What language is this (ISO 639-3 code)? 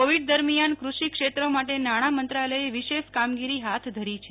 guj